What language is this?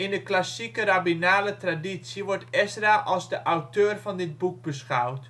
Dutch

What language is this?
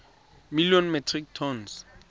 Tswana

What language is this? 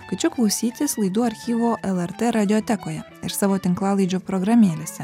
Lithuanian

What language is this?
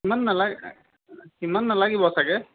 Assamese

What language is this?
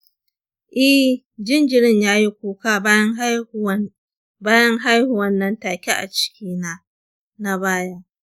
Hausa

